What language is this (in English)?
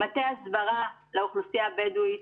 Hebrew